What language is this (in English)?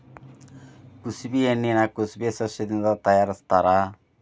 Kannada